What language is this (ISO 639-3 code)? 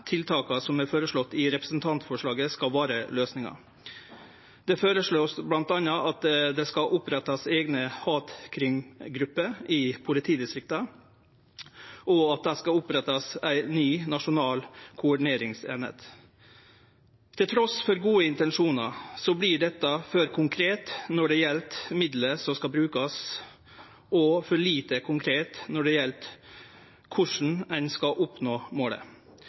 nno